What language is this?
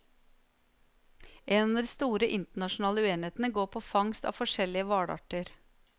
Norwegian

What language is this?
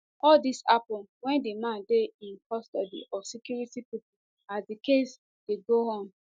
Nigerian Pidgin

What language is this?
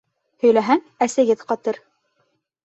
Bashkir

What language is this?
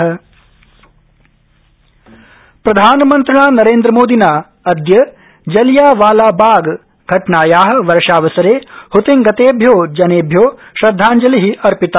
Sanskrit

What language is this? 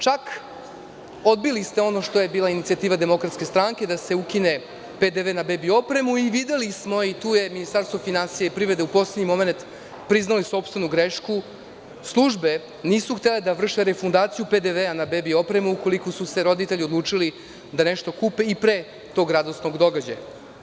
Serbian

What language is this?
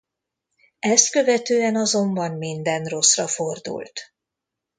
Hungarian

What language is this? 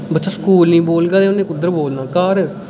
Dogri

